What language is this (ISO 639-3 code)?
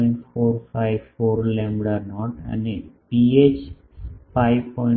guj